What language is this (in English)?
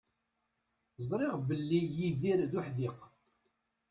Kabyle